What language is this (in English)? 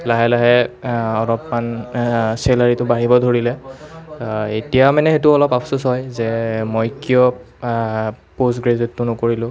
Assamese